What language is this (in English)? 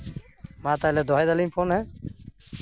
Santali